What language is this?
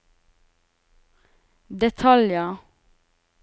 Norwegian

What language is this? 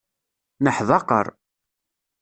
Kabyle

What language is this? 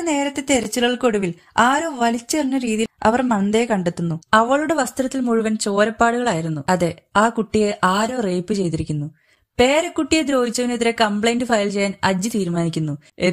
Arabic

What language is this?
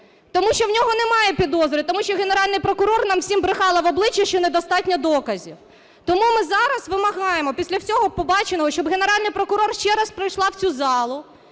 Ukrainian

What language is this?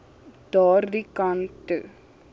Afrikaans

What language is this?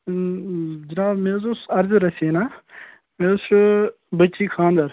Kashmiri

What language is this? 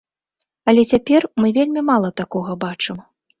Belarusian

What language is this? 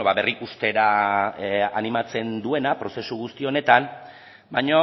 Basque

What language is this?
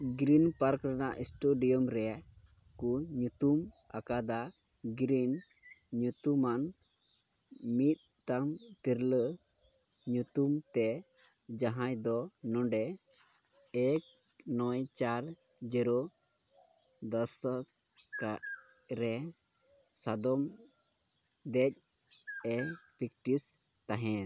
Santali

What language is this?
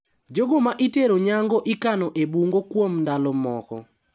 Luo (Kenya and Tanzania)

